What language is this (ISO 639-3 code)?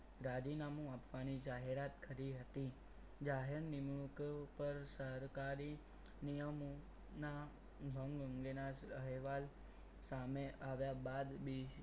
guj